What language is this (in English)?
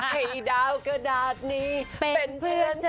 Thai